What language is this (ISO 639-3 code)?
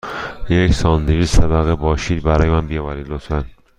fas